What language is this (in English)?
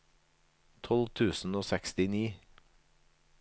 Norwegian